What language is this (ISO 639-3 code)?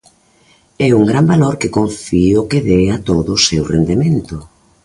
glg